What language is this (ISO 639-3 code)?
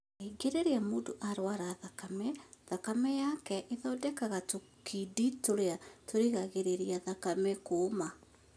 kik